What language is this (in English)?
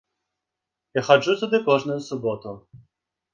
Belarusian